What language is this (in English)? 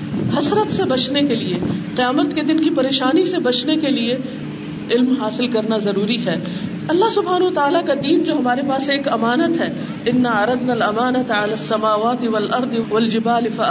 Urdu